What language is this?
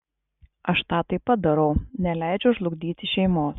Lithuanian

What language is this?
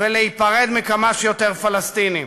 Hebrew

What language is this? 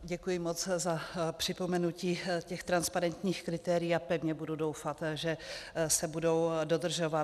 Czech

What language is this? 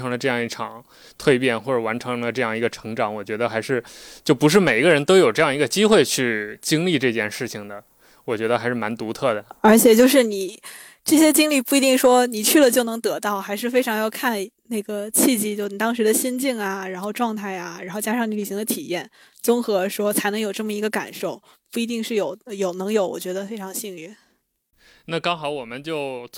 Chinese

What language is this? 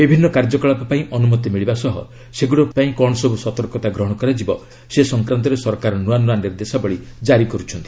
Odia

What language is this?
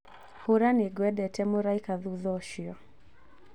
Kikuyu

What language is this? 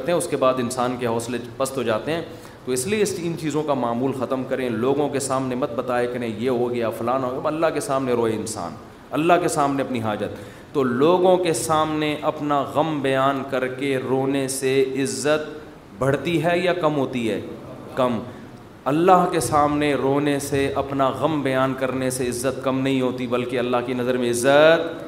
Urdu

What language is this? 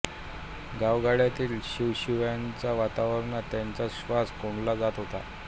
Marathi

